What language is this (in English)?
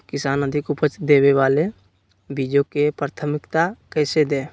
Magahi